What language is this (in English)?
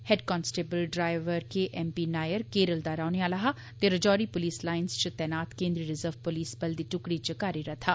Dogri